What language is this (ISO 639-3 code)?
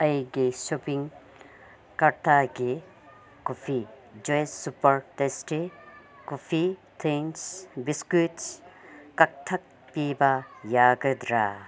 mni